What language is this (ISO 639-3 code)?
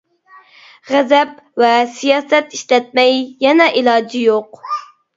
uig